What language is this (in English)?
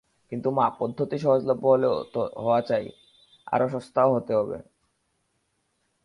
Bangla